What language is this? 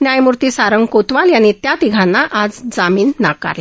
Marathi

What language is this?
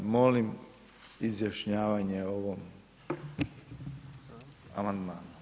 Croatian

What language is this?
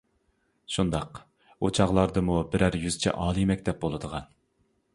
Uyghur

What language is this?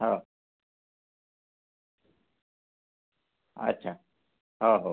Marathi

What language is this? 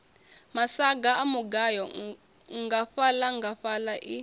Venda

